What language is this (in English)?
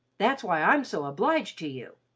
English